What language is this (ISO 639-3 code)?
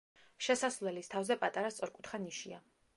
kat